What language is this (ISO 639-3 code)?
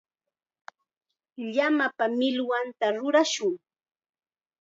qxa